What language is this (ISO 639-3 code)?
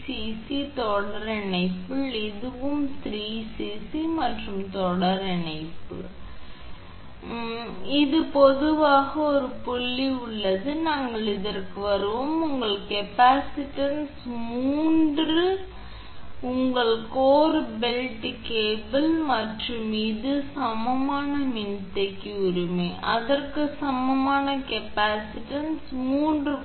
tam